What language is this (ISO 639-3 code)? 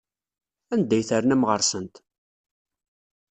kab